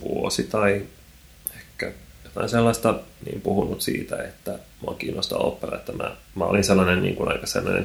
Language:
Finnish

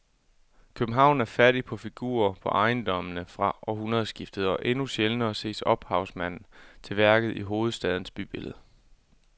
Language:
Danish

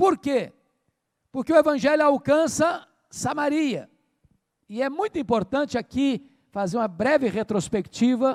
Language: Portuguese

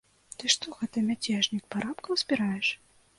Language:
Belarusian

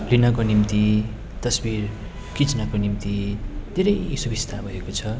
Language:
Nepali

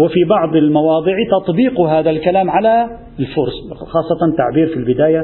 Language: Arabic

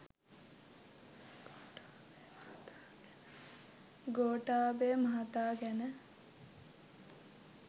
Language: Sinhala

